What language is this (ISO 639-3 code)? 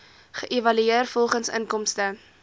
afr